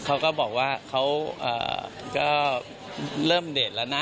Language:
Thai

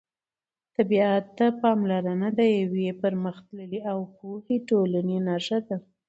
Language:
Pashto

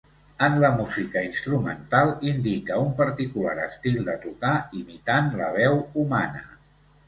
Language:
Catalan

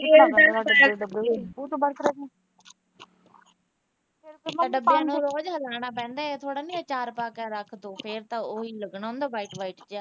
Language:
Punjabi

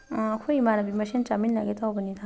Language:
Manipuri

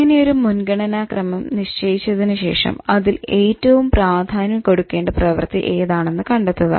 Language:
Malayalam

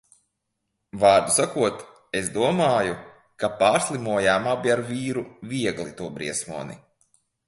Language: Latvian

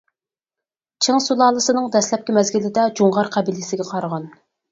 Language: Uyghur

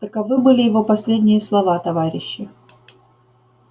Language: Russian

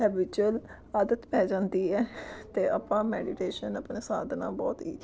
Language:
Punjabi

